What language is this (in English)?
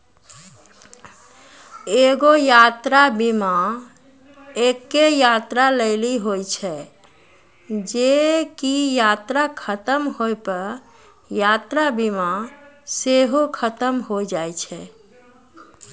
Maithili